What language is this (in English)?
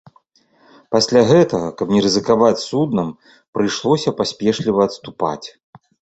Belarusian